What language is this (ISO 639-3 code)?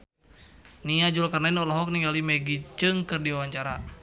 sun